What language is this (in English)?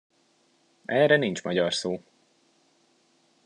Hungarian